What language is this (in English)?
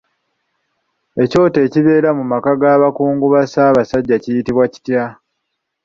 Ganda